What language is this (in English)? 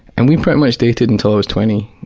English